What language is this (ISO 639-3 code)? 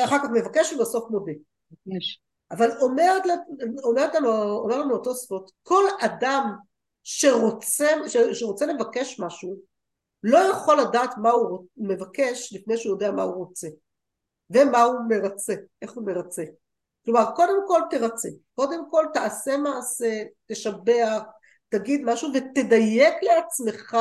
heb